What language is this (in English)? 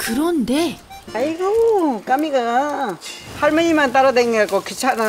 Korean